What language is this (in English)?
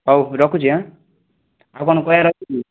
Odia